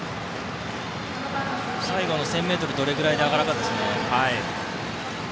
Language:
Japanese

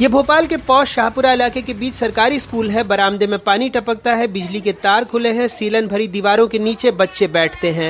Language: Hindi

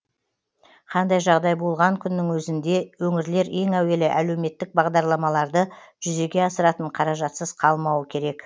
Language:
Kazakh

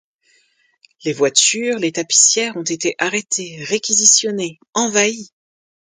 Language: French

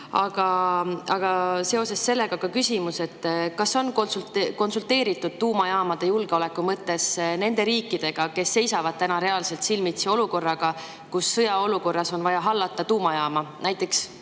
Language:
Estonian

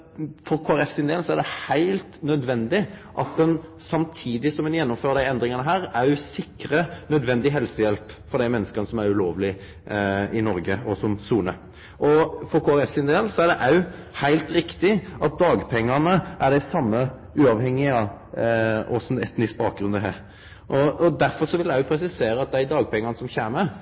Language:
Norwegian Nynorsk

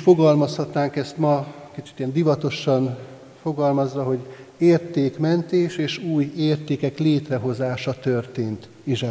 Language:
Hungarian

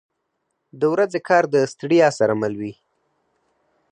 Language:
Pashto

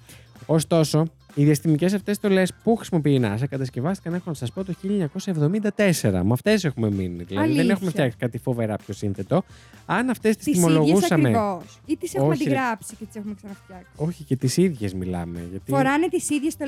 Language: Greek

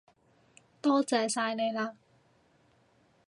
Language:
Cantonese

